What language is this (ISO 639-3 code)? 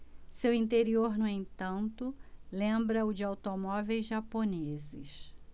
por